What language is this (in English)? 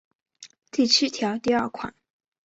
Chinese